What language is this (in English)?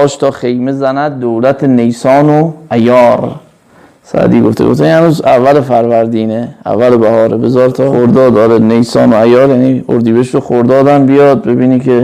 Persian